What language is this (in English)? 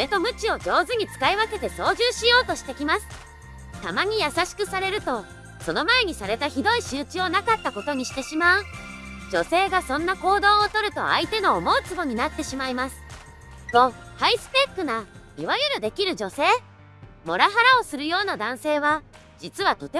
Japanese